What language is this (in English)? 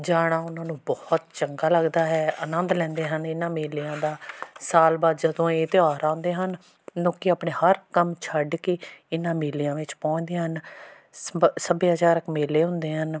Punjabi